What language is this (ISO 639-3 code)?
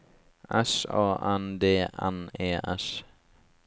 nor